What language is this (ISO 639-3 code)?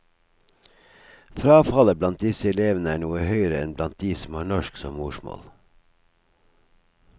nor